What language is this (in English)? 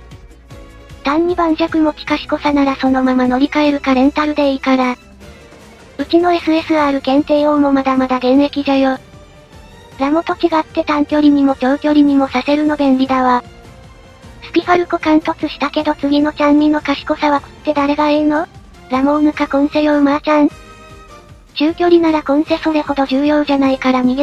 Japanese